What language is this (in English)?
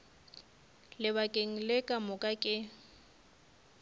Northern Sotho